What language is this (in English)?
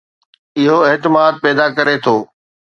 Sindhi